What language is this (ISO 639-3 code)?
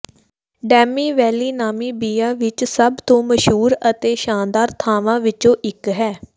pan